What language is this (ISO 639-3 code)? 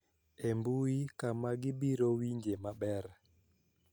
luo